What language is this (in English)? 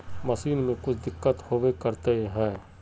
Magahi